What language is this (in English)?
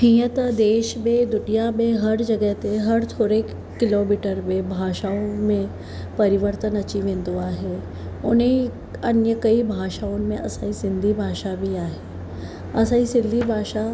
Sindhi